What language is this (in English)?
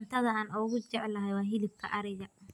Somali